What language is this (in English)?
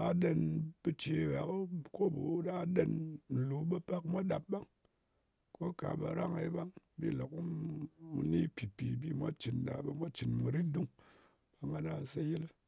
Ngas